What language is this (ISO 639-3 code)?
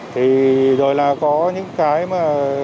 vie